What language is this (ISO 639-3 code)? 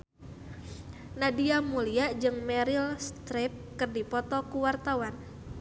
sun